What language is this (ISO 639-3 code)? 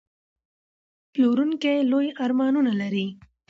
pus